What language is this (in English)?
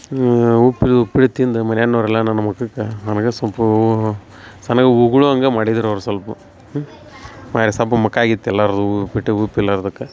Kannada